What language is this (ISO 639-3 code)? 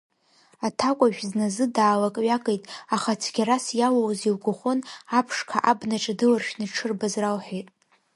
abk